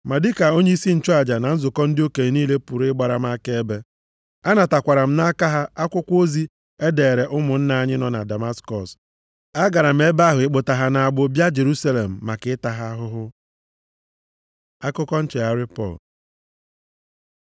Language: Igbo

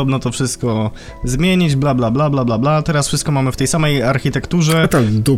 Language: Polish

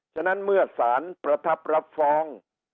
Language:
Thai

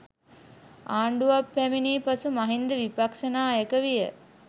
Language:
Sinhala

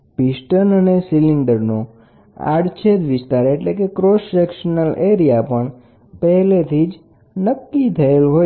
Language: Gujarati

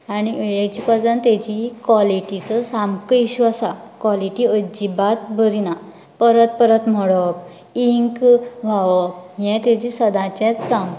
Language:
Konkani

